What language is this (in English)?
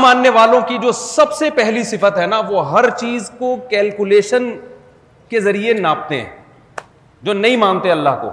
Urdu